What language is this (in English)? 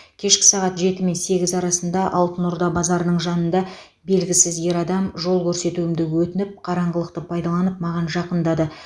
Kazakh